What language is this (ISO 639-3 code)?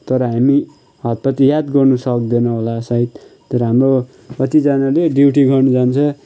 nep